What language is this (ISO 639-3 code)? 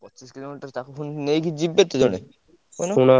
ori